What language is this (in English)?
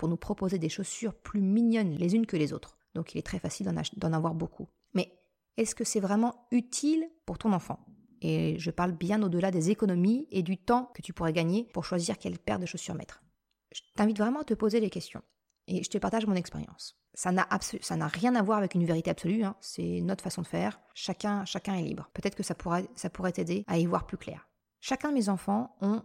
French